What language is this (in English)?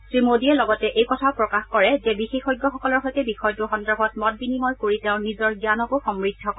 Assamese